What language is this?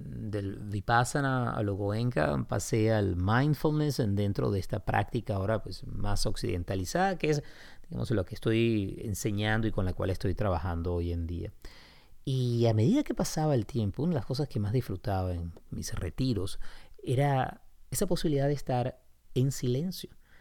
Spanish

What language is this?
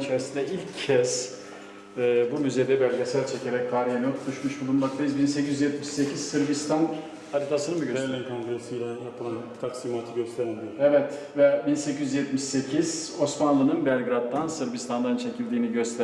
Turkish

